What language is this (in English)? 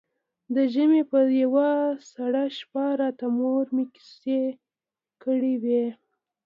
Pashto